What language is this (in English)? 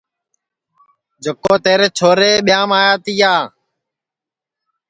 Sansi